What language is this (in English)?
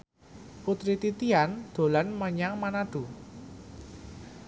Javanese